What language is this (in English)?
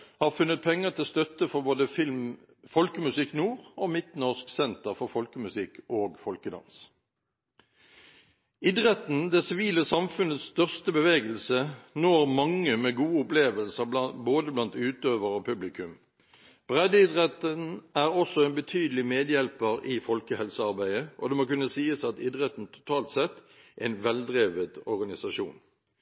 Norwegian Bokmål